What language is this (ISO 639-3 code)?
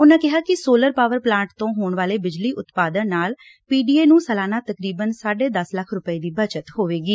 pan